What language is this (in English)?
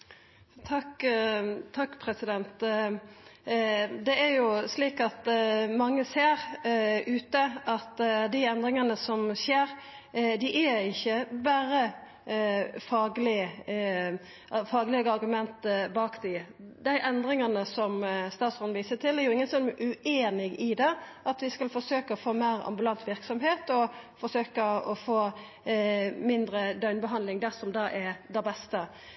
Norwegian Nynorsk